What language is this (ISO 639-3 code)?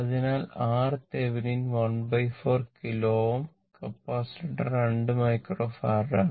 mal